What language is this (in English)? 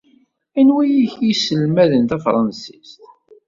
Kabyle